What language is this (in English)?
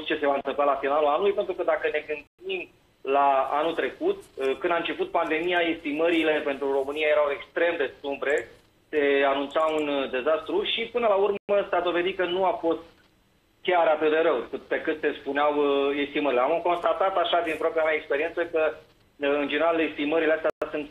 Romanian